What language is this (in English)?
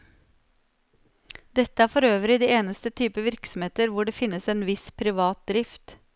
Norwegian